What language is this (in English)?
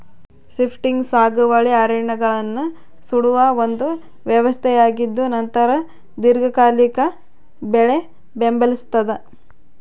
Kannada